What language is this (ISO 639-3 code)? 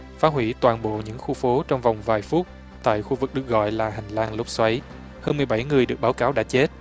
vie